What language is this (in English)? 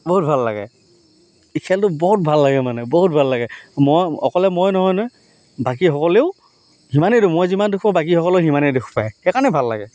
Assamese